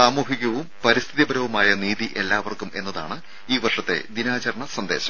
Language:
Malayalam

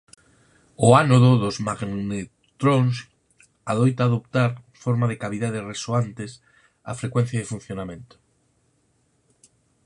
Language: Galician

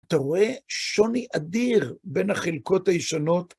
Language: Hebrew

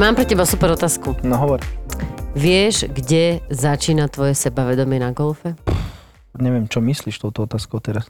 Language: Slovak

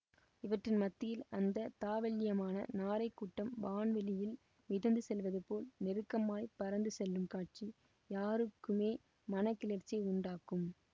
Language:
Tamil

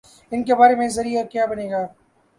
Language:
Urdu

